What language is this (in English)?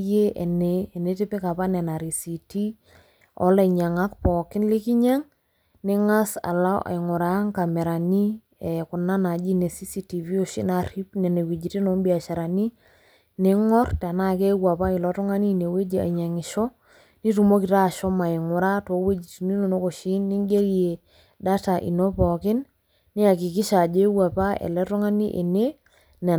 Masai